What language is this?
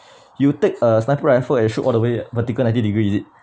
English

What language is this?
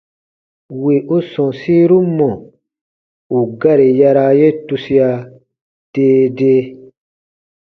Baatonum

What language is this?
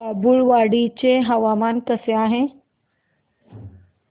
Marathi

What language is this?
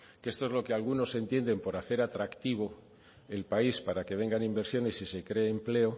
Spanish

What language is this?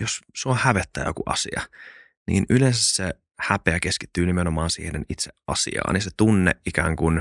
Finnish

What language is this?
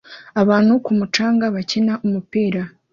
Kinyarwanda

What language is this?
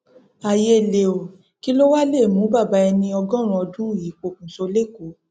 Yoruba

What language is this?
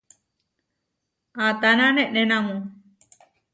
Huarijio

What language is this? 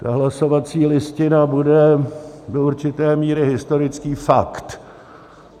Czech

